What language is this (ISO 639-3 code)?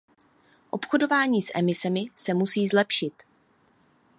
ces